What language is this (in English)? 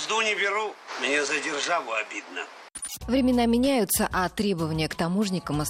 Russian